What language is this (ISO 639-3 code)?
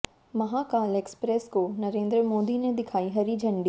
hin